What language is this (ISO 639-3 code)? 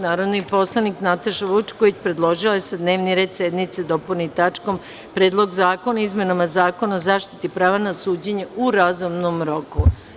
srp